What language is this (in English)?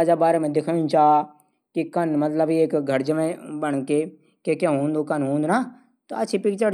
Garhwali